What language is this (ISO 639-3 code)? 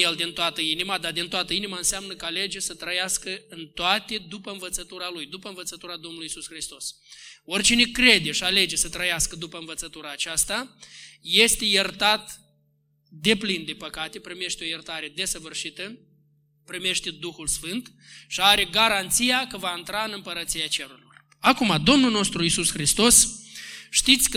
ron